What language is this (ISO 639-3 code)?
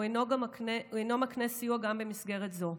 heb